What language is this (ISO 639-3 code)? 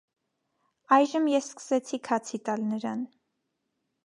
hye